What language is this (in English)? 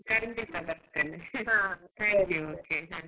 Kannada